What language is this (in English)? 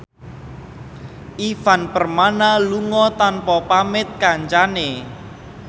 Javanese